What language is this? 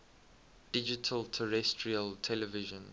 English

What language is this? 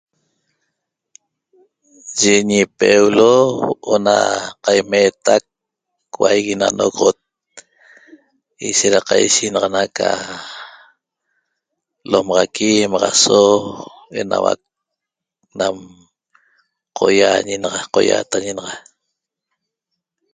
Toba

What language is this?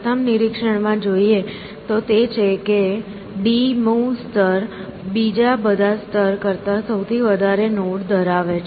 Gujarati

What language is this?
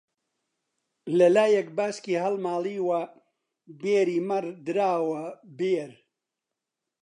Central Kurdish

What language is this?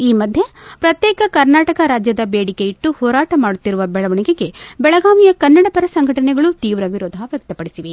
Kannada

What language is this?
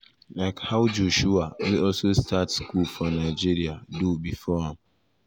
Nigerian Pidgin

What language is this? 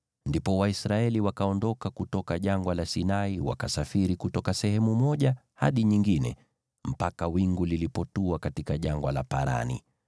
Swahili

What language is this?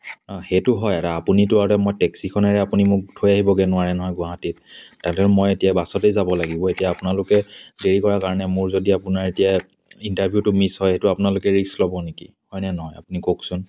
Assamese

